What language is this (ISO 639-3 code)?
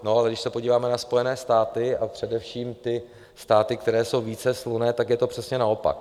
ces